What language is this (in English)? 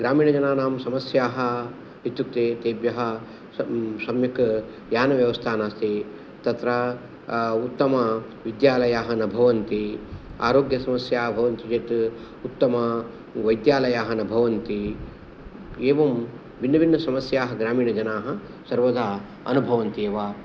Sanskrit